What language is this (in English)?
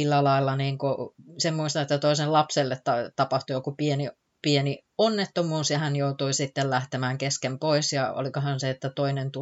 Finnish